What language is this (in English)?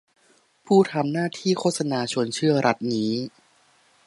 Thai